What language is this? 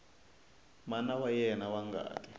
Tsonga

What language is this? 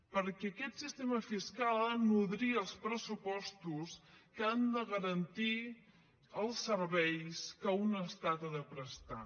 Catalan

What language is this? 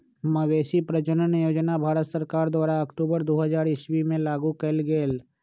Magahi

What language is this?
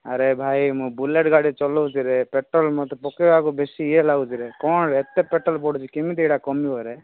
Odia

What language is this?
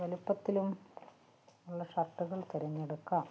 Malayalam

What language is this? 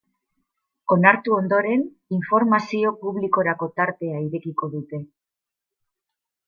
Basque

